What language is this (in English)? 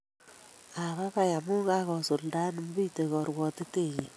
Kalenjin